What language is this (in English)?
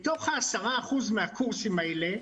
Hebrew